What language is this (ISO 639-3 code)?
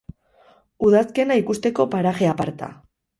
eus